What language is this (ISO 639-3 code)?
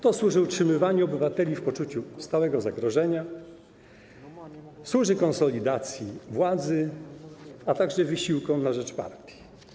pol